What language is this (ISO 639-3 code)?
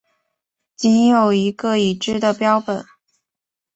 zho